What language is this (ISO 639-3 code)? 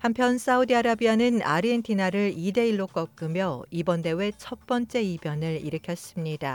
kor